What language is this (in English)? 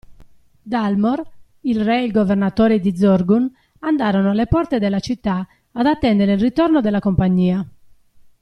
Italian